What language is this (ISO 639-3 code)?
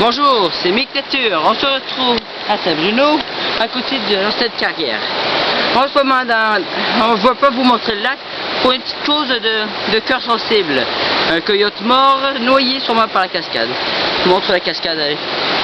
fra